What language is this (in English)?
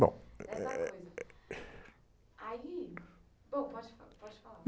Portuguese